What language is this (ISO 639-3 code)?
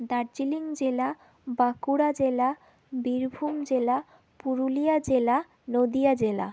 ben